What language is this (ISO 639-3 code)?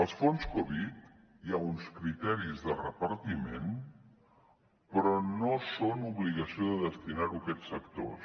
cat